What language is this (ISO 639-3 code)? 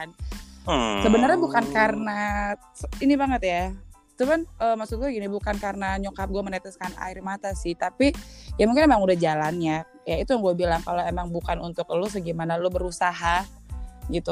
ind